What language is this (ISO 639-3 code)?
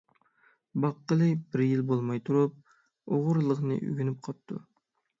uig